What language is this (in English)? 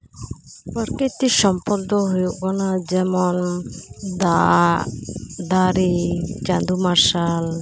Santali